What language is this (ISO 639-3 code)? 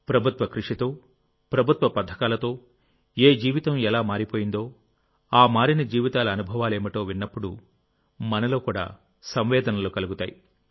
tel